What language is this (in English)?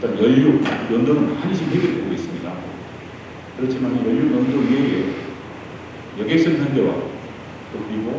Korean